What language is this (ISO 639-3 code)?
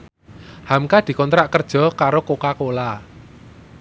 jav